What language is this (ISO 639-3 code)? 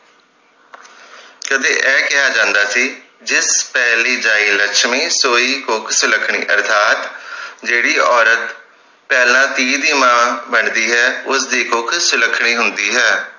pan